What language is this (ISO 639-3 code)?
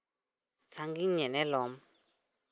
sat